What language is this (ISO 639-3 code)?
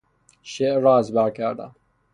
fas